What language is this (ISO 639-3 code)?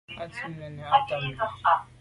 byv